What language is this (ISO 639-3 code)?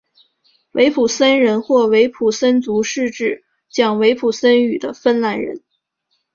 zho